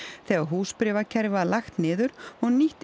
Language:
Icelandic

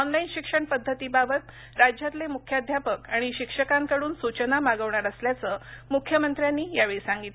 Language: Marathi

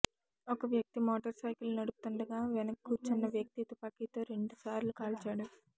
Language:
Telugu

